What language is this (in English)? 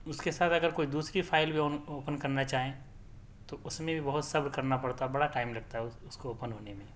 Urdu